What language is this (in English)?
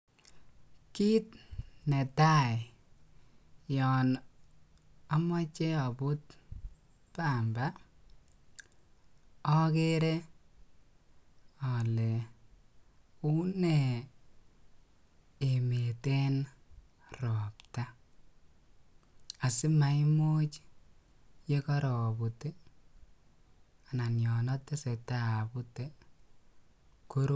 Kalenjin